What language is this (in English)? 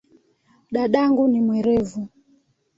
Swahili